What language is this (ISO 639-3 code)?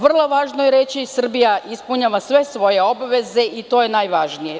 srp